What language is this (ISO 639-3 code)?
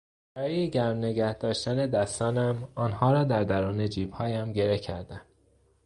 fas